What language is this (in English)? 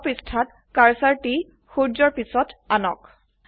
Assamese